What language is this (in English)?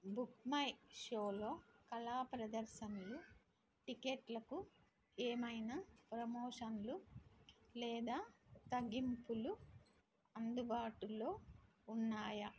Telugu